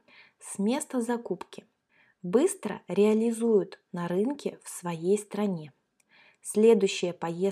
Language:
Russian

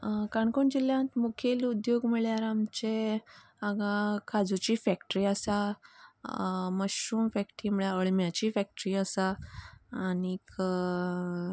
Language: Konkani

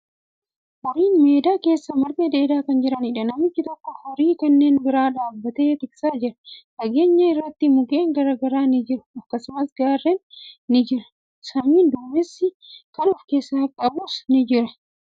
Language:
Oromo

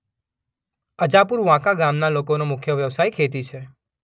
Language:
Gujarati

